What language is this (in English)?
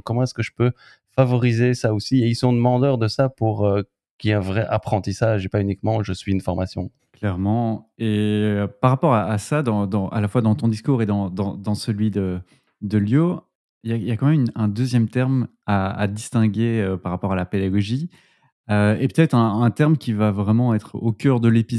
French